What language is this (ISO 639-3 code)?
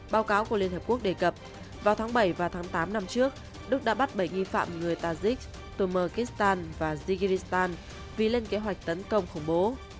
vie